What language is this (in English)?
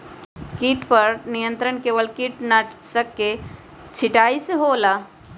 Magahi